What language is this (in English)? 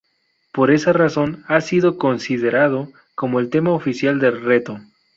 Spanish